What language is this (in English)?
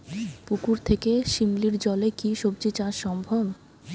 Bangla